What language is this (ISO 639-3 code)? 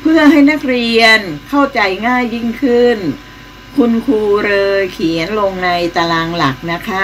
tha